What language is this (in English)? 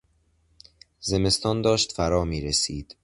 Persian